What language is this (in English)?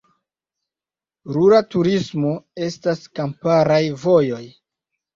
Esperanto